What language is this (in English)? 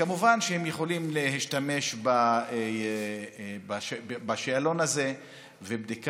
Hebrew